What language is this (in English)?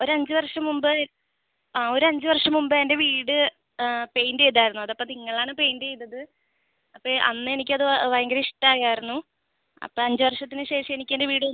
Malayalam